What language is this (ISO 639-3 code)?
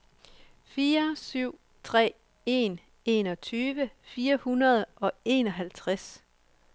dan